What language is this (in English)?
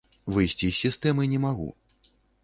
Belarusian